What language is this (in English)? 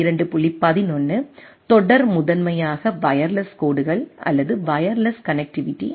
Tamil